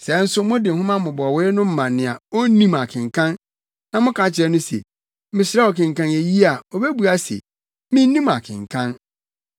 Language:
Akan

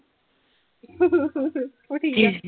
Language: Punjabi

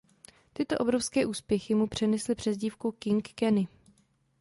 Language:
Czech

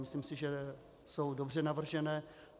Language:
Czech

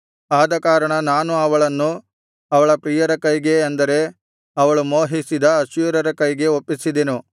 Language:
Kannada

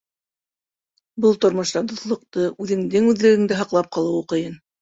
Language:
Bashkir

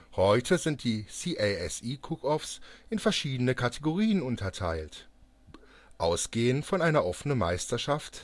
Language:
German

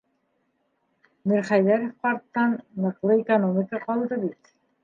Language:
Bashkir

